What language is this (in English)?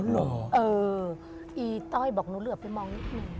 Thai